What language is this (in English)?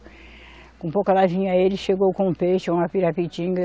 Portuguese